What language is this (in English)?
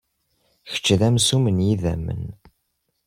Kabyle